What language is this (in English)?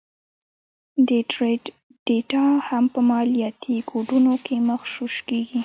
Pashto